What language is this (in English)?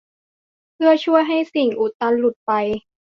Thai